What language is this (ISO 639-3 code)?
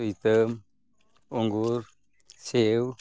sat